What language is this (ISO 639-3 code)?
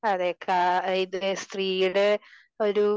mal